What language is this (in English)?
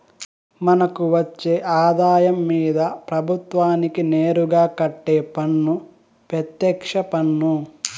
Telugu